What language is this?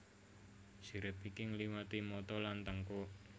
Javanese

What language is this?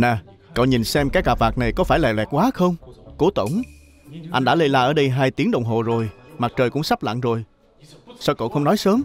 Vietnamese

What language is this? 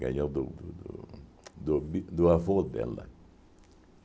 Portuguese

